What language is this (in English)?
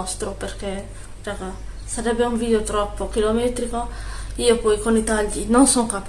Italian